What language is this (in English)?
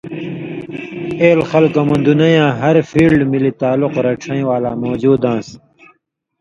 Indus Kohistani